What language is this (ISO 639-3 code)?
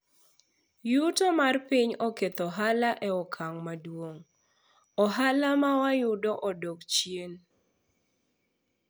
luo